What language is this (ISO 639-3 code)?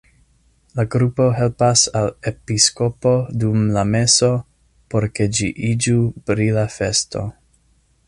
epo